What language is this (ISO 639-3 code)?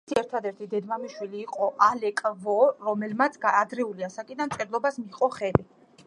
kat